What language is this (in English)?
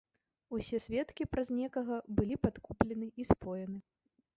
Belarusian